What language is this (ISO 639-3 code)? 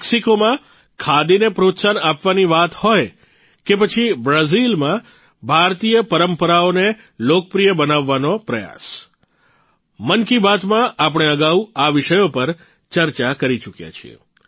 guj